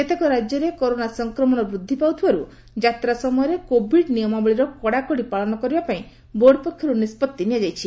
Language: Odia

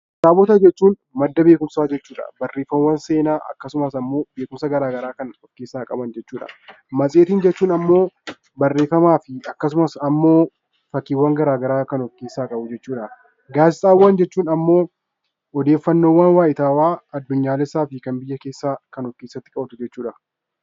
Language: Oromo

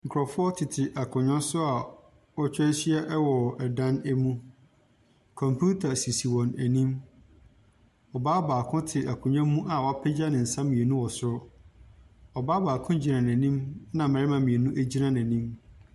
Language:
Akan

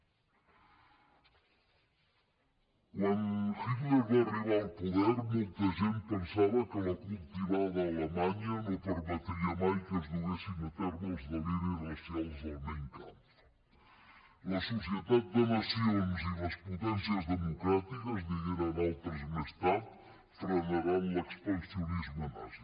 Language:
Catalan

